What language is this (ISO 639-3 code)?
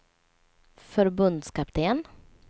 swe